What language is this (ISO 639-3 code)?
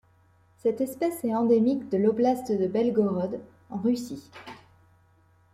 fra